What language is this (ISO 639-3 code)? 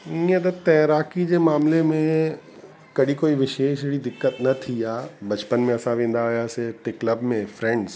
snd